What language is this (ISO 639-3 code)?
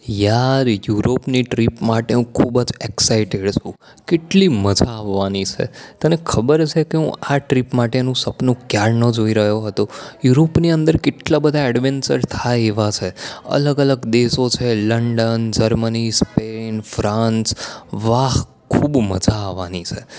guj